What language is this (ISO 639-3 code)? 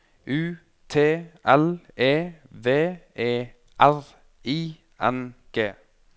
nor